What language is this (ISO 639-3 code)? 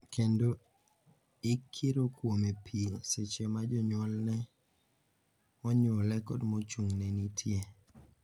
luo